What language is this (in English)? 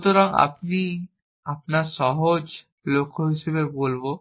Bangla